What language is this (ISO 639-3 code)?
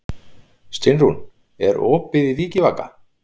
isl